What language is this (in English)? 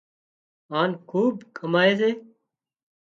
Wadiyara Koli